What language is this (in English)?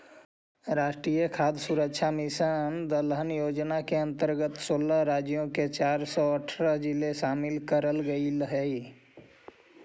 Magahi